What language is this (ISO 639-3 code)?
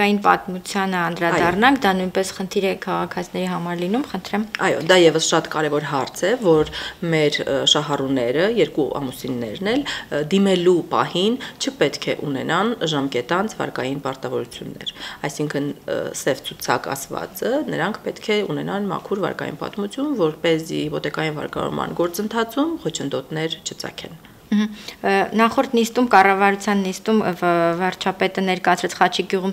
ron